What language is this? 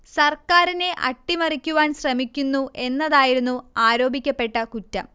Malayalam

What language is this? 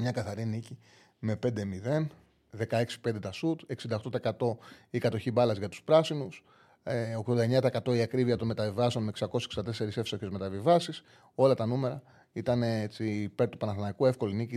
Greek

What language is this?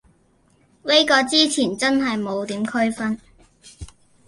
Cantonese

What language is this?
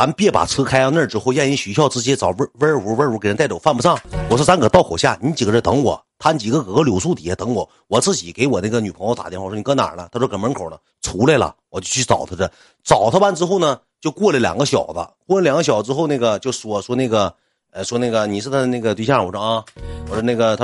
Chinese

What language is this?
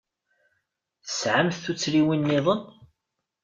Kabyle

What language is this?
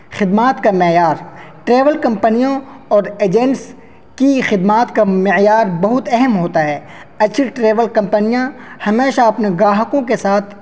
Urdu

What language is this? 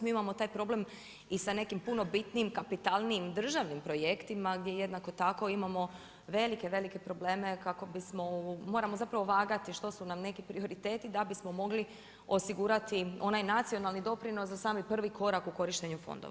Croatian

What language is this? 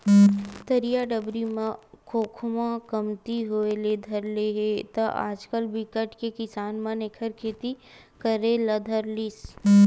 Chhattisgarhi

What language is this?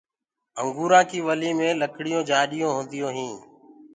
Gurgula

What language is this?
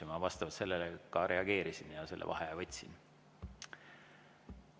Estonian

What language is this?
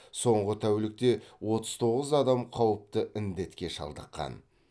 Kazakh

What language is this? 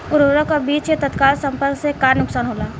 Bhojpuri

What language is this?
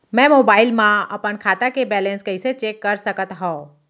Chhattisgarhi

